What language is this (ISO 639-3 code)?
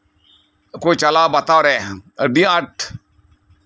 sat